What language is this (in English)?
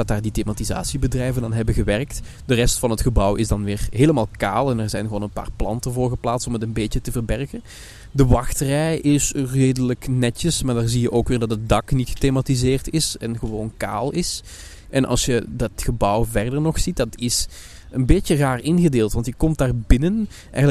Dutch